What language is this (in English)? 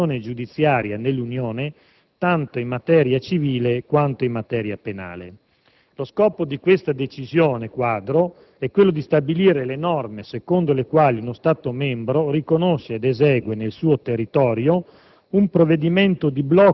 Italian